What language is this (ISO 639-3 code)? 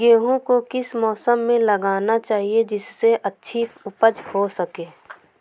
hin